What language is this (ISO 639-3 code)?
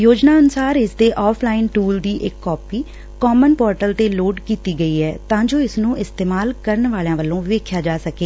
pan